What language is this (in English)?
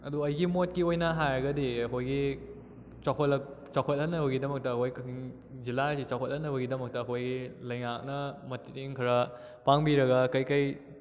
Manipuri